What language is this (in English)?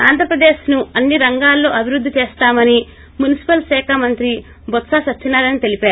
Telugu